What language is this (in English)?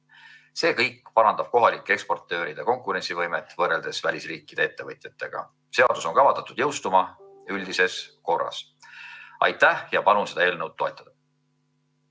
Estonian